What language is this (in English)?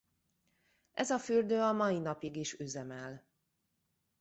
Hungarian